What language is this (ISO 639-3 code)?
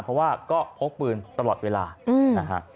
tha